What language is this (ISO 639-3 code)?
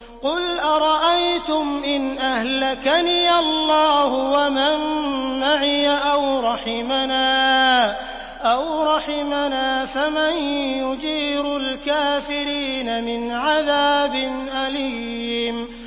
ara